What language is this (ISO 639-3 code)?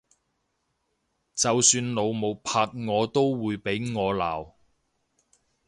yue